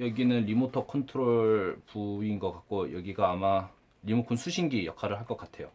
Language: Korean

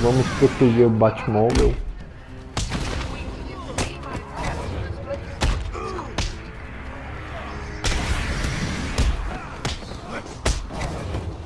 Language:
Portuguese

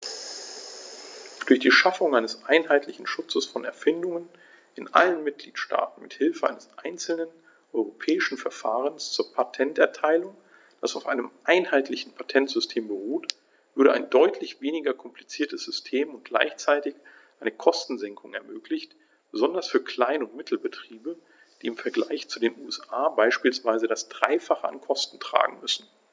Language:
German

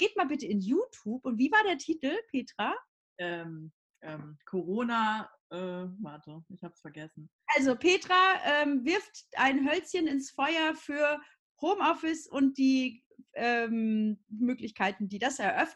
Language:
German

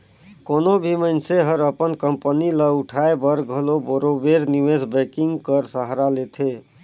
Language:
Chhattisgarhi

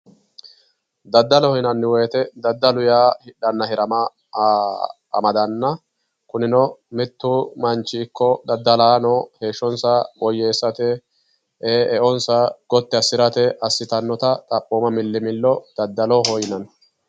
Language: Sidamo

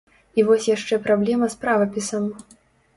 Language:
Belarusian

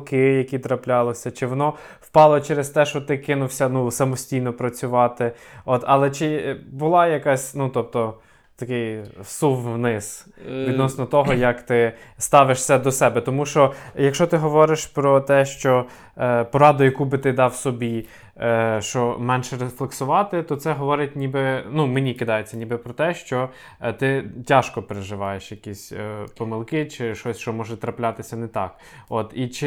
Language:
Ukrainian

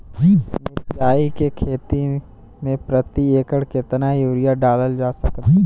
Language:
Bhojpuri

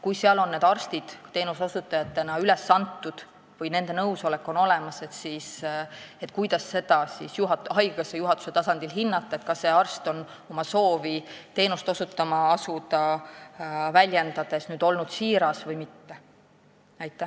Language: Estonian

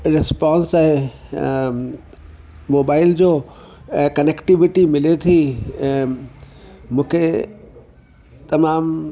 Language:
Sindhi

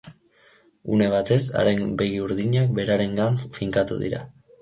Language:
Basque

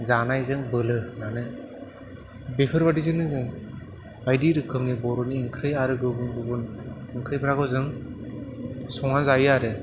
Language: Bodo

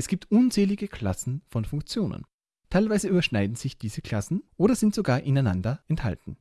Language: German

